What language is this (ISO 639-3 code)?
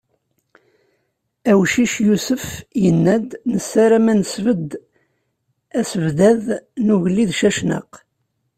kab